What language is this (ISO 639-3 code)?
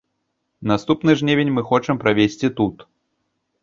bel